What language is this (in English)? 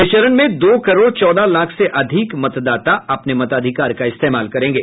Hindi